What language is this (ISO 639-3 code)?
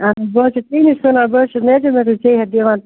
kas